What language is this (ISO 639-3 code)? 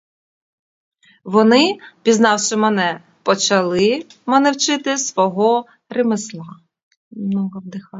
ukr